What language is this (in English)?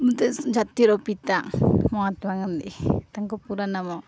Odia